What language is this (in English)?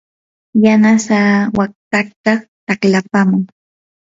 Yanahuanca Pasco Quechua